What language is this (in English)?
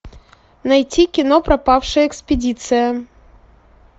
Russian